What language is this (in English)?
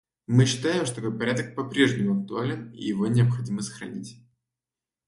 Russian